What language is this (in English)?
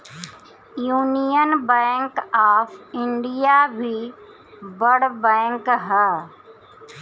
Bhojpuri